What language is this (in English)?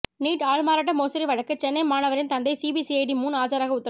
Tamil